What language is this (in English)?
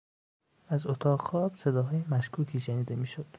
Persian